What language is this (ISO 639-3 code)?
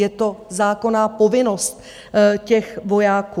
ces